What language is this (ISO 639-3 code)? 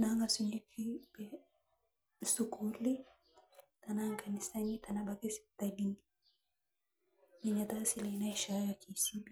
mas